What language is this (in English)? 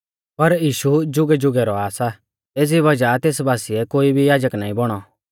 Mahasu Pahari